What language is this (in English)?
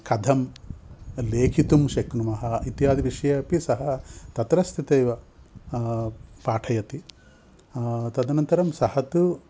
Sanskrit